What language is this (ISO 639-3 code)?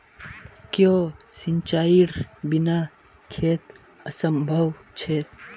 mag